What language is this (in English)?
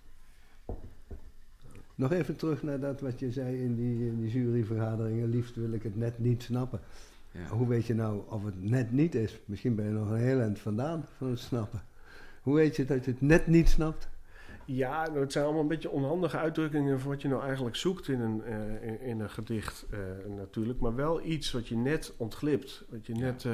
Dutch